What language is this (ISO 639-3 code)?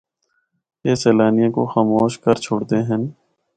hno